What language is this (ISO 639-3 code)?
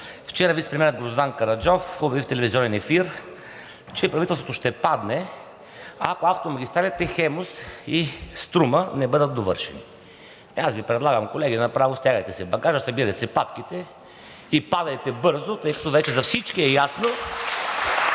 bul